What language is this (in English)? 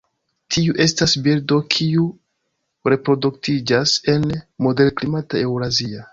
Esperanto